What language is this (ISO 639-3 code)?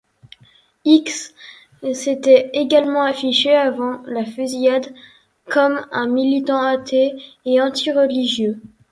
fra